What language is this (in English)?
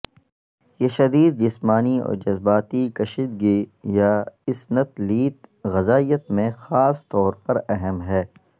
Urdu